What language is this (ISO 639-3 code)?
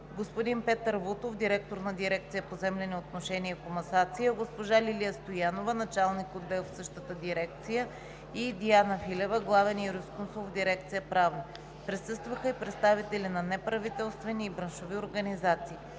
bul